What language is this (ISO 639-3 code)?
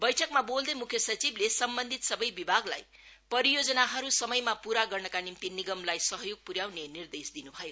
nep